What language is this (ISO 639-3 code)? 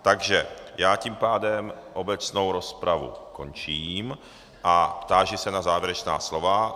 ces